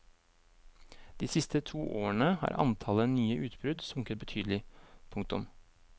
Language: Norwegian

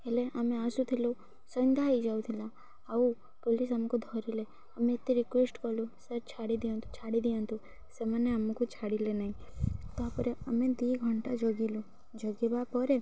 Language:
Odia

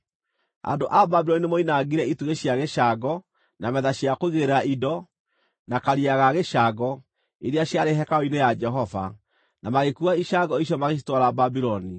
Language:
Kikuyu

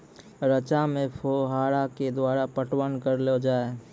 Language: Maithili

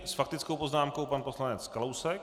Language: Czech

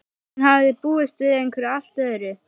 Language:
Icelandic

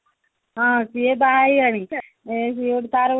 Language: Odia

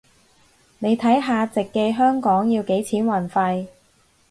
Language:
Cantonese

